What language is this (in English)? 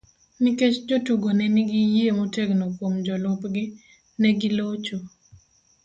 Luo (Kenya and Tanzania)